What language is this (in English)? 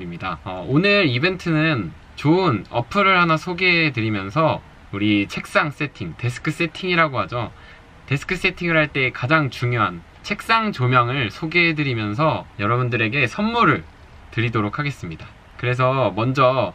Korean